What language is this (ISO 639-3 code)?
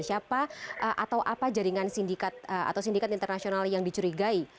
ind